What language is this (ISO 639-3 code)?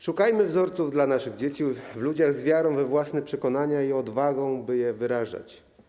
pol